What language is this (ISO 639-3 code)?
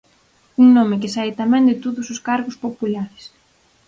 glg